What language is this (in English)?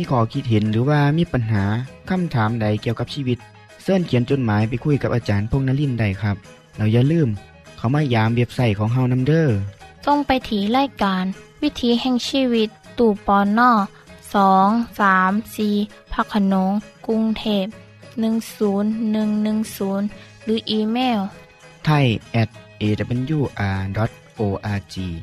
Thai